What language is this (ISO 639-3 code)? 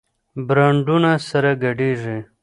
pus